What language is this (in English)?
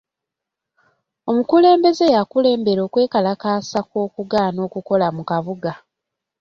Ganda